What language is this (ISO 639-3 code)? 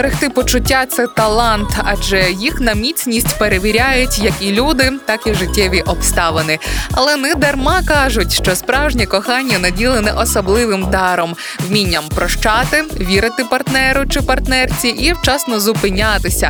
ukr